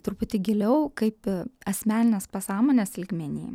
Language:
Lithuanian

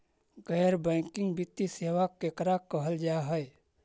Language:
Magahi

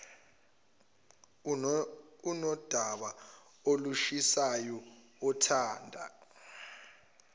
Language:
Zulu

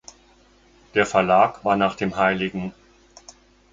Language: German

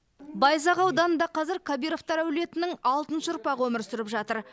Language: Kazakh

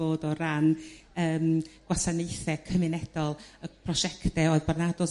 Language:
Welsh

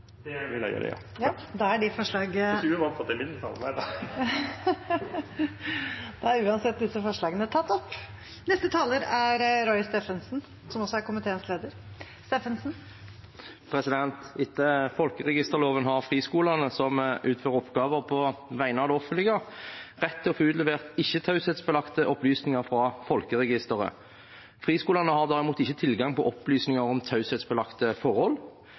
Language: Norwegian Bokmål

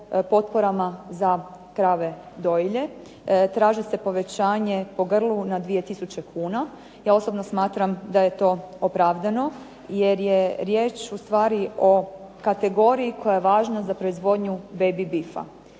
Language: Croatian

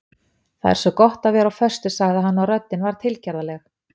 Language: Icelandic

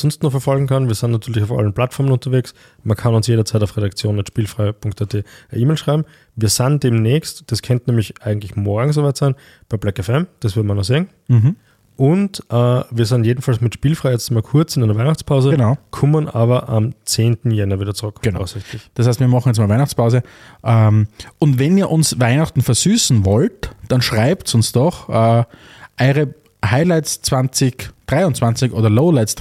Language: German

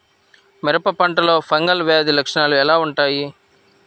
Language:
Telugu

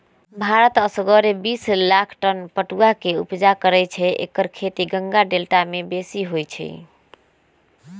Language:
Magahi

